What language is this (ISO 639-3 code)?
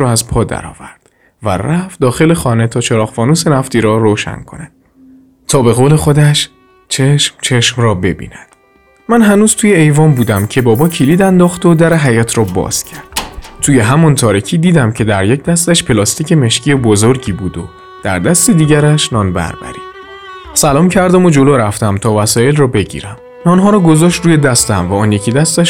fas